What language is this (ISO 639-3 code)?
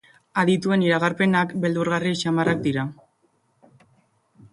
eus